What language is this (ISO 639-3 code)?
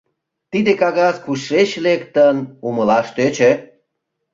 chm